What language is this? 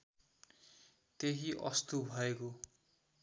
Nepali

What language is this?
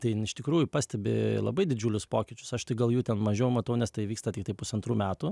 Lithuanian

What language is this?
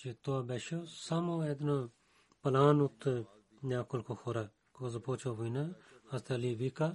Bulgarian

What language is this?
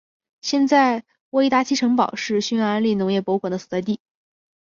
Chinese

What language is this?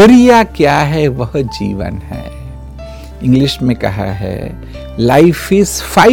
Hindi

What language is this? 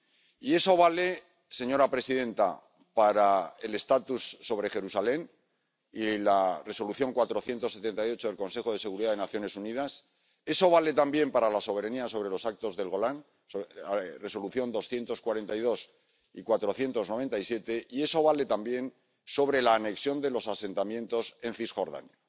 Spanish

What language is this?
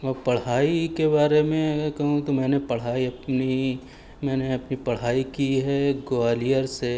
Urdu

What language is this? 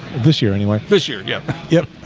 English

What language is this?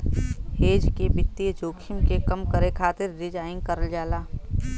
Bhojpuri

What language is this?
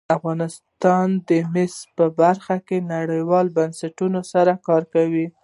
Pashto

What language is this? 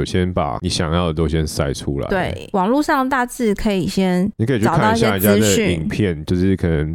Chinese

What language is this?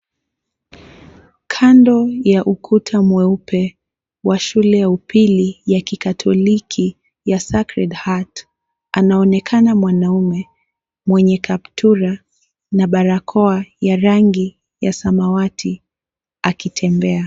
Swahili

